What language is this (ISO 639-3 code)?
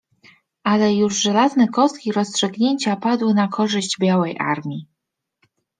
pol